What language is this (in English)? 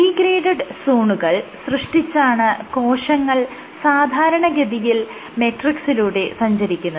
Malayalam